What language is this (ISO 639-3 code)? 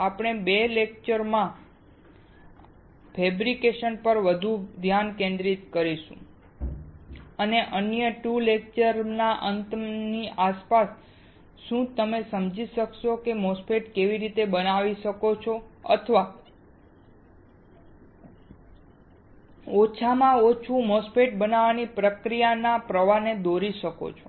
guj